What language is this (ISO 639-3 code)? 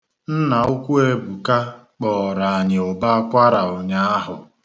ibo